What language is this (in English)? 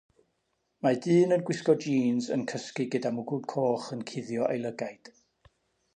Welsh